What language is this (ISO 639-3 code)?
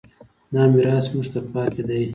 pus